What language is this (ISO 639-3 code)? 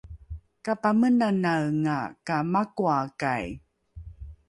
dru